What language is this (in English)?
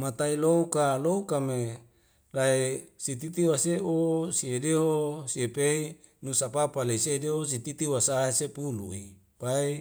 Wemale